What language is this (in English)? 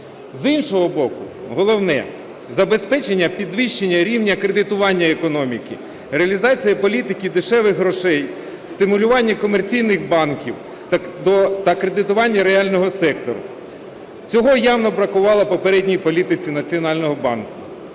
Ukrainian